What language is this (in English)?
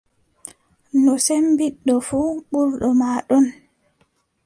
Adamawa Fulfulde